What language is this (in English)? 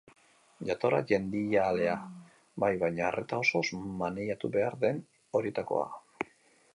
Basque